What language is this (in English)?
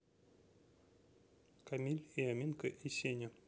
Russian